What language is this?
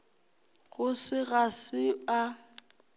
Northern Sotho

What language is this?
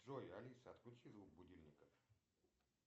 Russian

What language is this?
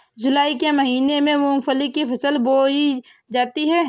Hindi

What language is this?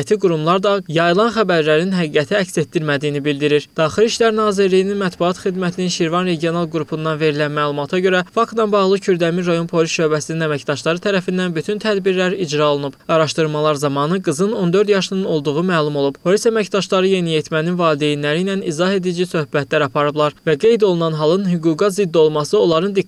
Turkish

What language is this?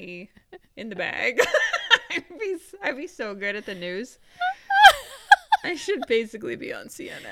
English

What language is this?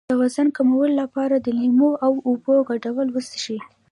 Pashto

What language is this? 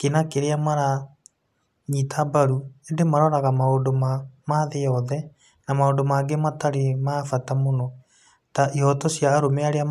Kikuyu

